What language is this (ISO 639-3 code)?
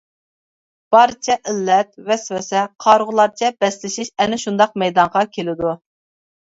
uig